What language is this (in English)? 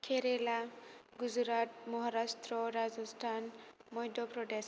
Bodo